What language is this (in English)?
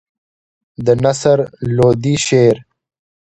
Pashto